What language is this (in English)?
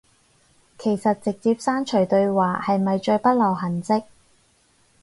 Cantonese